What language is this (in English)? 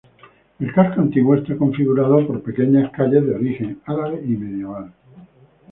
Spanish